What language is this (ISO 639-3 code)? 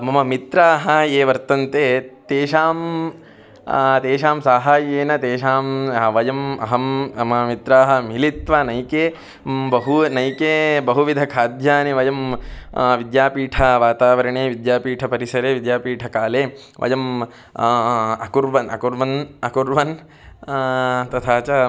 san